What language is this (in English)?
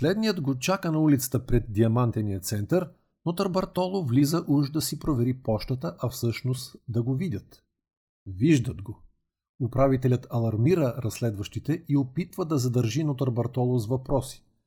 Bulgarian